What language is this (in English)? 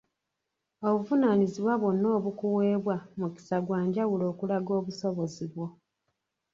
Ganda